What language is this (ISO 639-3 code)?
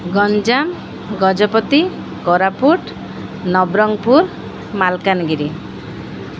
ori